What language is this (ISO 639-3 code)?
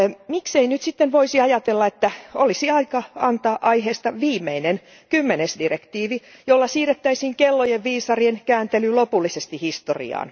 fin